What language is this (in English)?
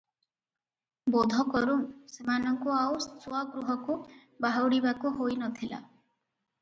Odia